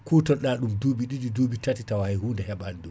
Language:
Fula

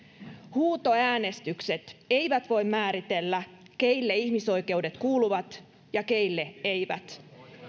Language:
Finnish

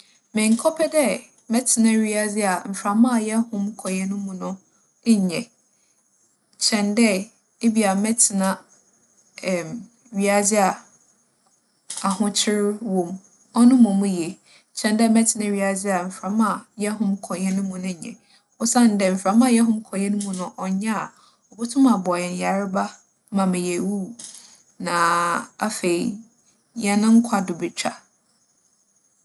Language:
Akan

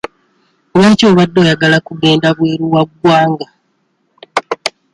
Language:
Ganda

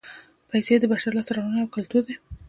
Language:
Pashto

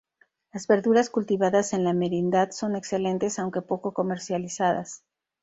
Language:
Spanish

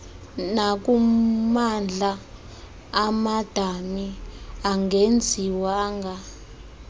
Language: Xhosa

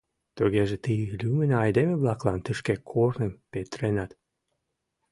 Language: Mari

